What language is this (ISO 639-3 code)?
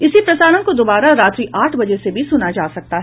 hin